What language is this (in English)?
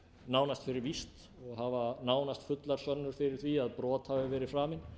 Icelandic